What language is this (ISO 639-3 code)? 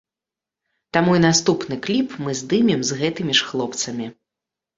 bel